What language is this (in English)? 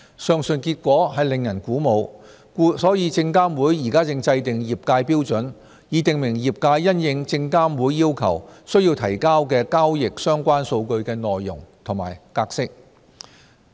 Cantonese